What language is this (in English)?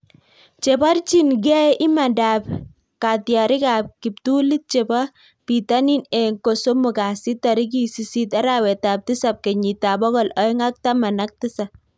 Kalenjin